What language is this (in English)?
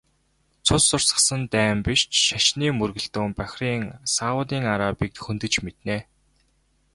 Mongolian